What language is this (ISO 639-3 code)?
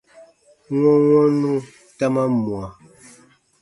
bba